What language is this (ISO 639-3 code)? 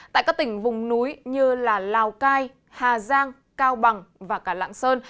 vie